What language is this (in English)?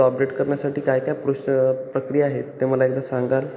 Marathi